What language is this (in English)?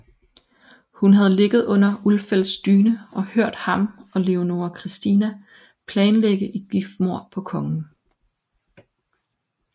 Danish